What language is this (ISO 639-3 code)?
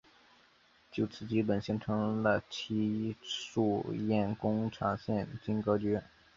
zho